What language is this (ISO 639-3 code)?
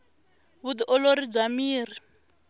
tso